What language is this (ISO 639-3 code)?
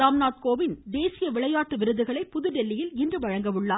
tam